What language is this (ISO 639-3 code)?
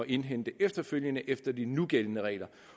dan